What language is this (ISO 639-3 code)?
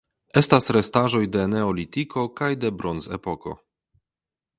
epo